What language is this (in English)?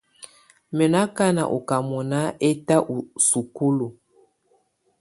Tunen